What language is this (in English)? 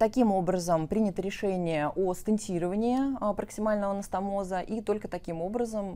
Russian